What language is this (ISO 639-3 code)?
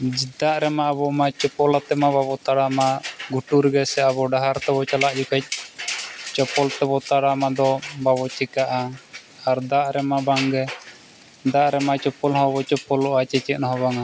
sat